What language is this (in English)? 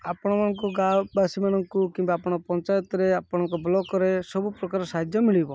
Odia